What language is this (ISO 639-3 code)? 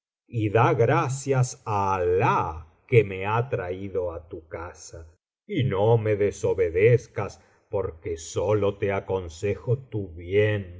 spa